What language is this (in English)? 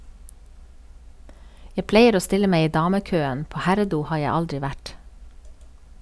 Norwegian